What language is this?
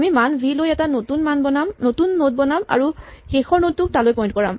Assamese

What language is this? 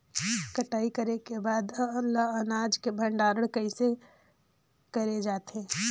Chhattisgarhi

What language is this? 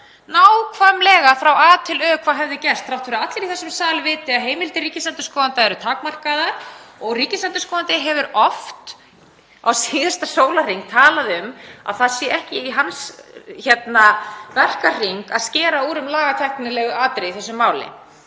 Icelandic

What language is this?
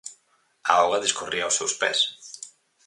Galician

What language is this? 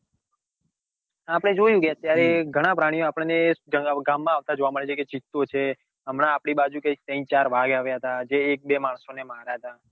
Gujarati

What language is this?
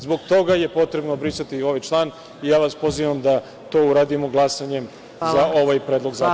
Serbian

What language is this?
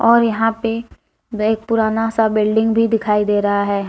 Hindi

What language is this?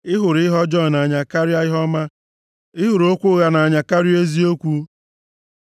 Igbo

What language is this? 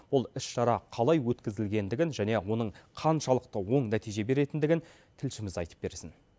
Kazakh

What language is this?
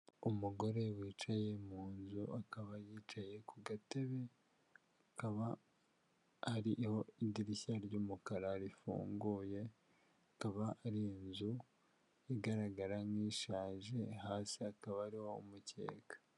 Kinyarwanda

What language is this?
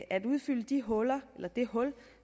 Danish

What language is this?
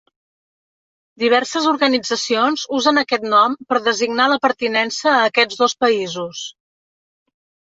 Catalan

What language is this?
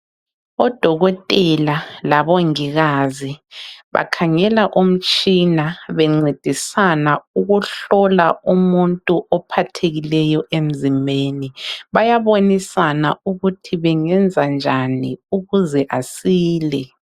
North Ndebele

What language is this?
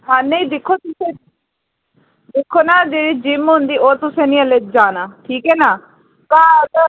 Dogri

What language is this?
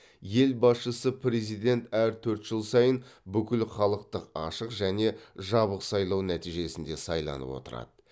Kazakh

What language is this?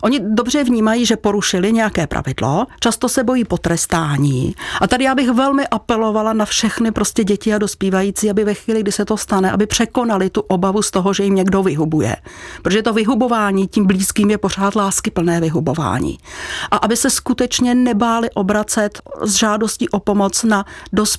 Czech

